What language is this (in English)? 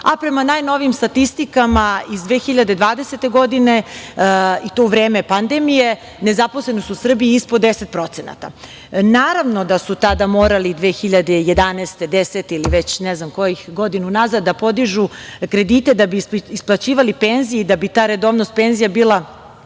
Serbian